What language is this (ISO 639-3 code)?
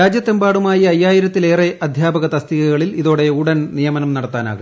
mal